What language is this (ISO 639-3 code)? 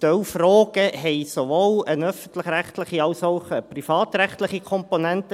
gsw